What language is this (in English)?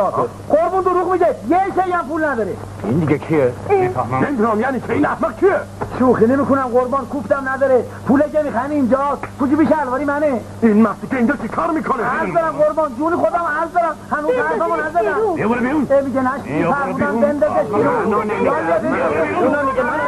Persian